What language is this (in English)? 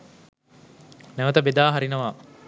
Sinhala